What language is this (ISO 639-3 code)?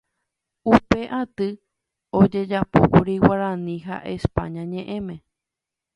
grn